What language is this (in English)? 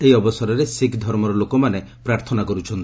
Odia